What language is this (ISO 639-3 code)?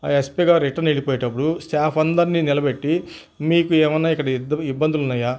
tel